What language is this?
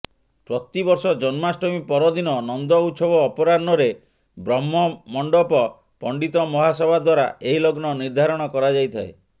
Odia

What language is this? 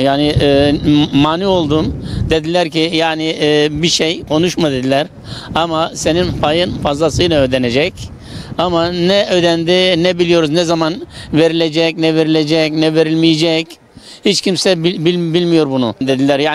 Turkish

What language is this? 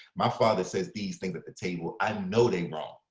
English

